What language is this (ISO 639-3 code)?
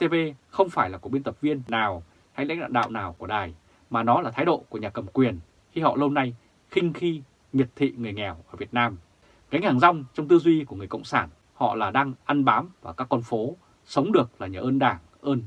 vie